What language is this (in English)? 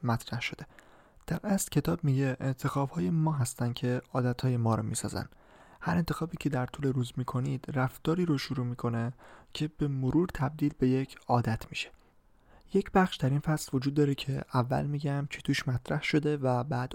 Persian